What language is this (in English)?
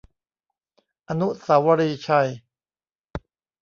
Thai